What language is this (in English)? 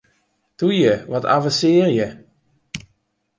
Western Frisian